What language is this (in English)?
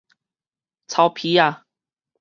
Min Nan Chinese